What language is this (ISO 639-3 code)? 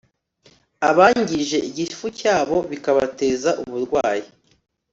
kin